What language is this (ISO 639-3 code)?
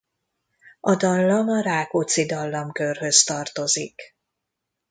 hun